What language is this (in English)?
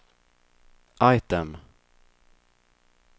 Swedish